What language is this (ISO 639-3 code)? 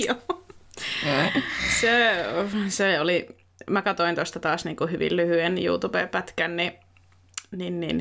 fin